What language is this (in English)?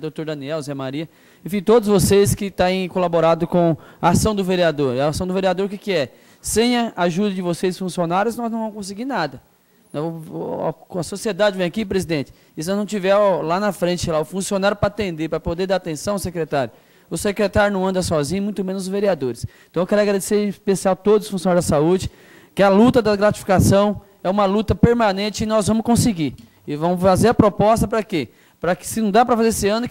Portuguese